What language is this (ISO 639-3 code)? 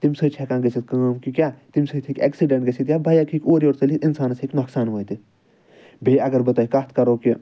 kas